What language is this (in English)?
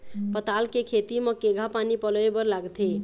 Chhattisgarhi